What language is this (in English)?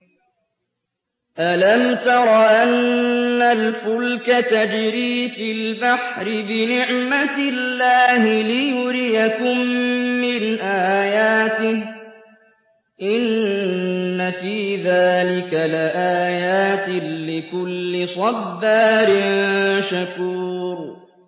Arabic